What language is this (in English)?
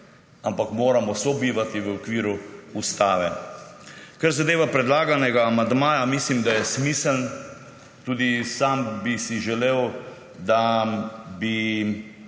Slovenian